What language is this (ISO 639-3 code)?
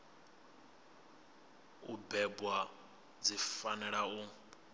ven